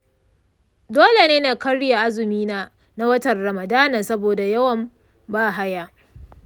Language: Hausa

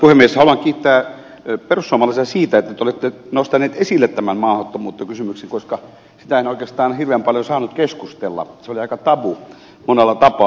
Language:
Finnish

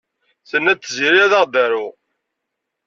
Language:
Kabyle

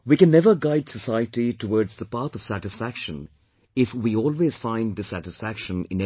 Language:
English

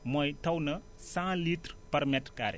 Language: Wolof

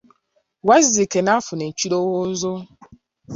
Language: Ganda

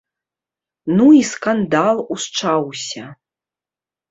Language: Belarusian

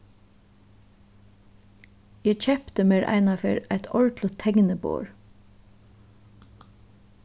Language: Faroese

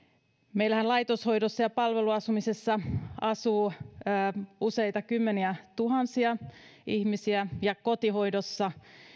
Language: Finnish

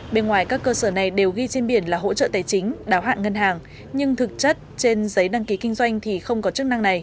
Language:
Vietnamese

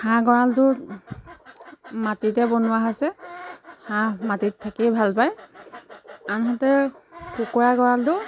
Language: Assamese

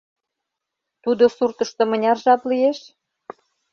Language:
Mari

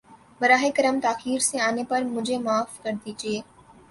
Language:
Urdu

